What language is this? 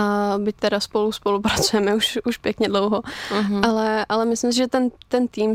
Czech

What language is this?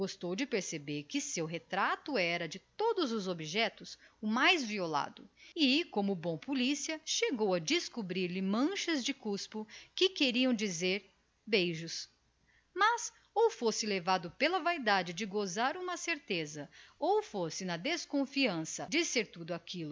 Portuguese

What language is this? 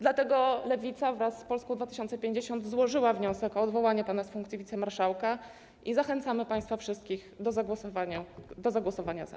Polish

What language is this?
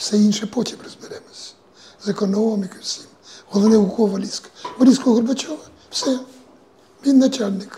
Ukrainian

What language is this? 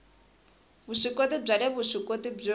Tsonga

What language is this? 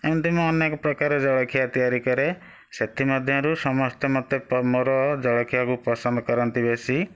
Odia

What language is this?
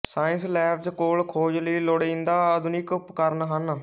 Punjabi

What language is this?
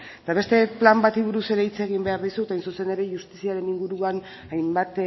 Basque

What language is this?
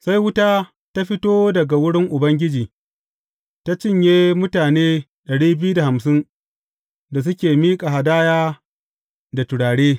Hausa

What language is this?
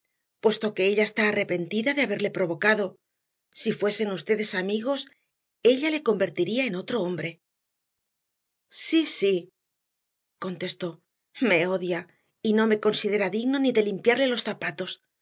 Spanish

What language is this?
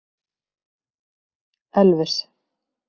Icelandic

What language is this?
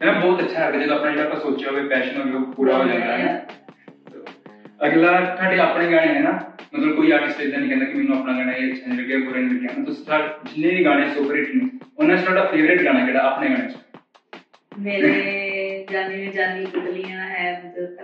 Punjabi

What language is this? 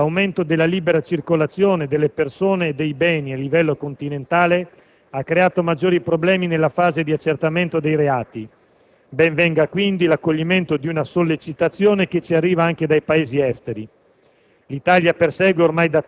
Italian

